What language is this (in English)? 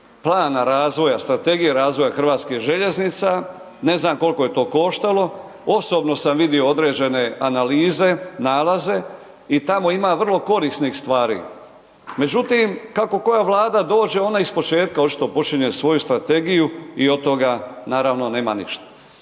Croatian